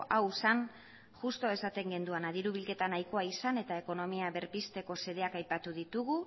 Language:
Basque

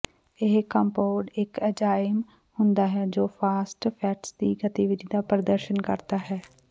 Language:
Punjabi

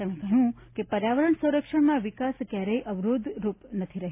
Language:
Gujarati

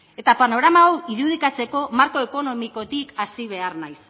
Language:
Basque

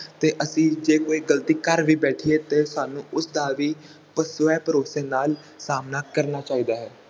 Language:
Punjabi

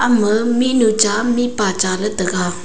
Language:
Wancho Naga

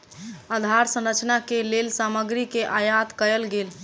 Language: Maithili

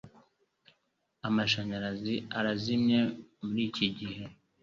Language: Kinyarwanda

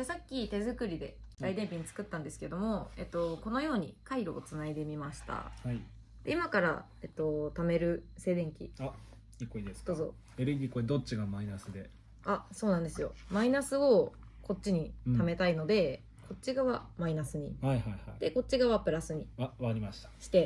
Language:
Japanese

